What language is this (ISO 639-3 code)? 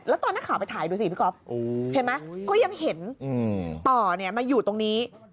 tha